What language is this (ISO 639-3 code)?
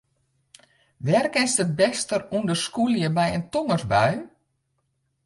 fry